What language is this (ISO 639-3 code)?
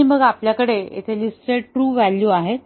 mar